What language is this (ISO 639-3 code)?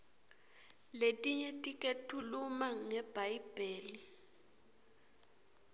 ssw